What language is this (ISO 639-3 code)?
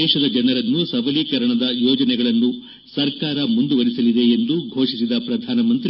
kan